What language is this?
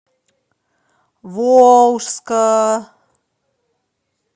Russian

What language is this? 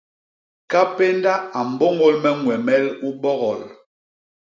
Basaa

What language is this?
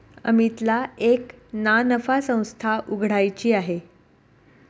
Marathi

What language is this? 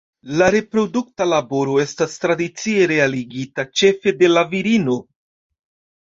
Esperanto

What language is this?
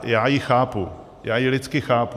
Czech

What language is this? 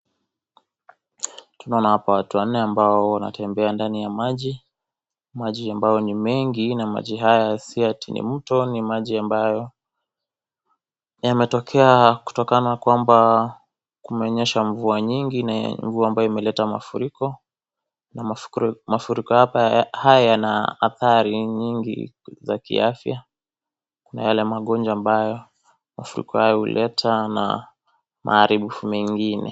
Swahili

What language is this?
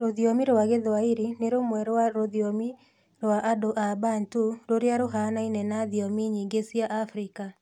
Kikuyu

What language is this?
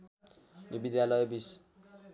Nepali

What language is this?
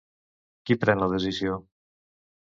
Catalan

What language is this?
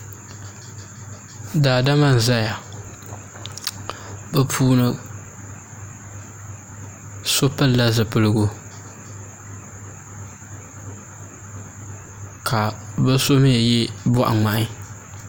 Dagbani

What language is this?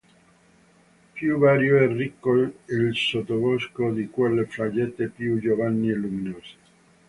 Italian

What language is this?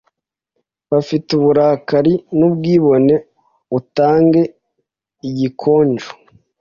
Kinyarwanda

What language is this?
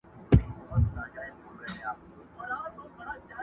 Pashto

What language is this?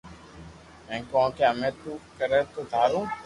Loarki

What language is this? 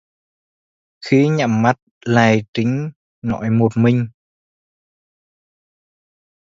Vietnamese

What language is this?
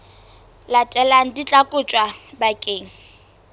Southern Sotho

